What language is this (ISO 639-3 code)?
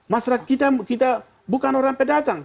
ind